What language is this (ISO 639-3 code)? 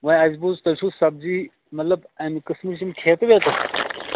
kas